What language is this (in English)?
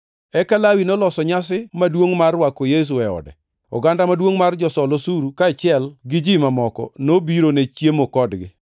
Luo (Kenya and Tanzania)